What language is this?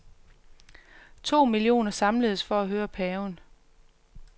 Danish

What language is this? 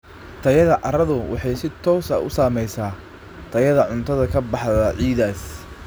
Somali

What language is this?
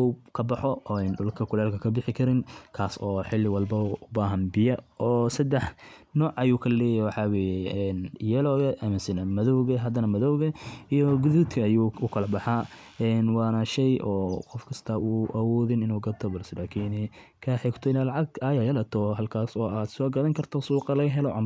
Somali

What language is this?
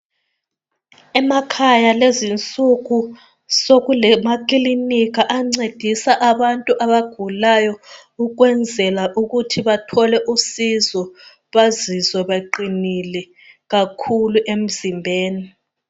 North Ndebele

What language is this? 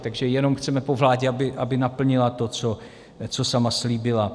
Czech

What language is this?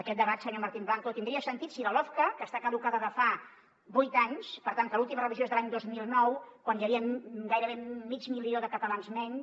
Catalan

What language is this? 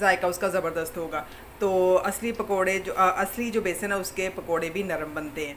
Hindi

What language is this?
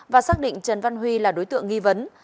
Vietnamese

